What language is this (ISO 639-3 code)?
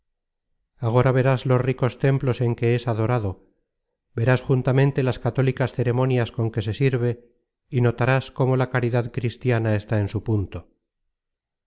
spa